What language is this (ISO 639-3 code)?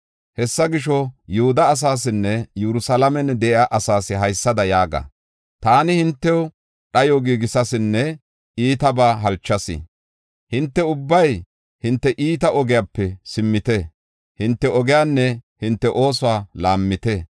gof